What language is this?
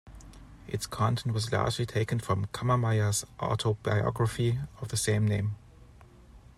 English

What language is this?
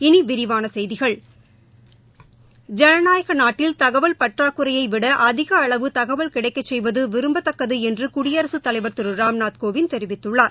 Tamil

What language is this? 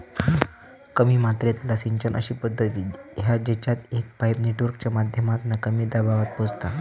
Marathi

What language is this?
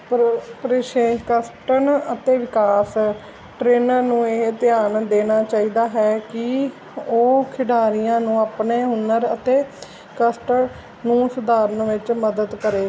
Punjabi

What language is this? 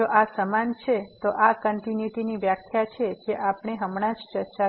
Gujarati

